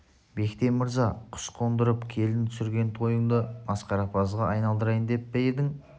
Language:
Kazakh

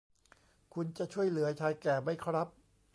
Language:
Thai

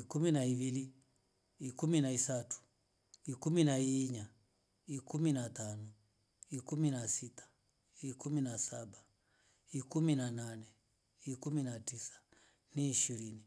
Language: Rombo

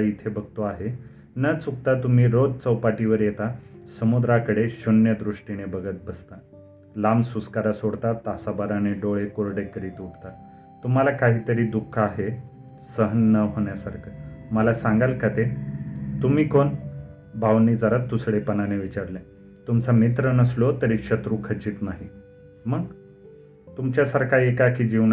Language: Marathi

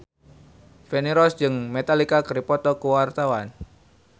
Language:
Sundanese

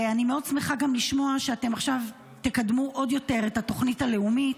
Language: Hebrew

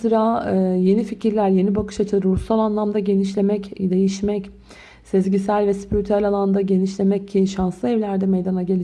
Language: Turkish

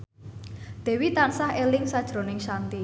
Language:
Javanese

